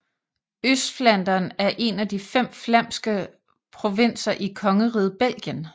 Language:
Danish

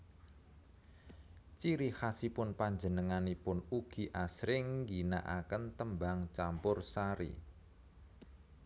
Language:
Javanese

